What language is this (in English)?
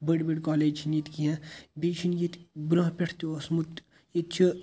Kashmiri